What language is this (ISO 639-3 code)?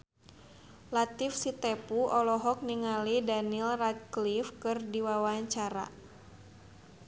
sun